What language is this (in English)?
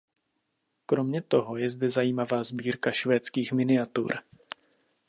Czech